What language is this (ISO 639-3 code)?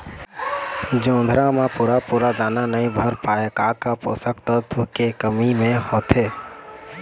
hne